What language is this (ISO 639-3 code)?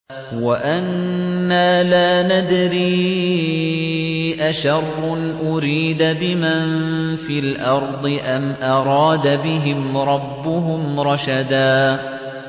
ara